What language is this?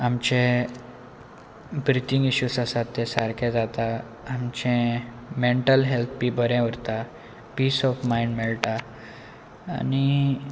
Konkani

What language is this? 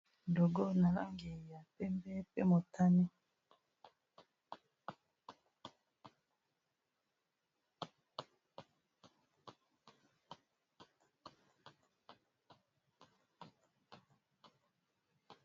Lingala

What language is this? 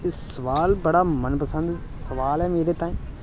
Dogri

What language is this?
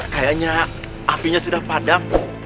Indonesian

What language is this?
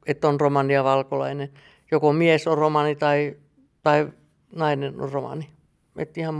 Finnish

